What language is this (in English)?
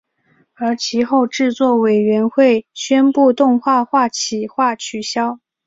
Chinese